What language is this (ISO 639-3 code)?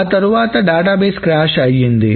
tel